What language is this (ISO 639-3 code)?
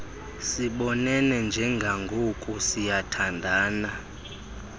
xho